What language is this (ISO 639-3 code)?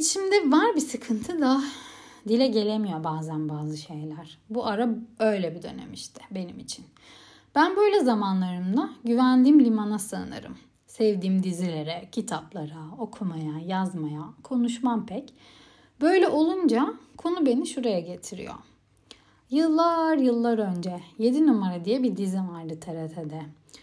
tur